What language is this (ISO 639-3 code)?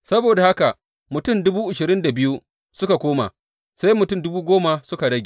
hau